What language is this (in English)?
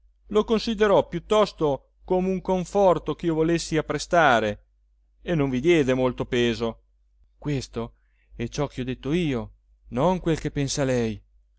Italian